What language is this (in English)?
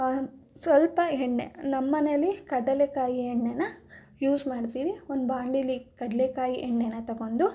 Kannada